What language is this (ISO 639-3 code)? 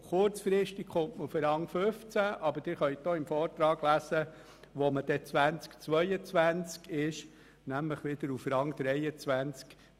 gsw